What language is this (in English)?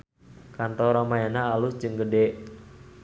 Sundanese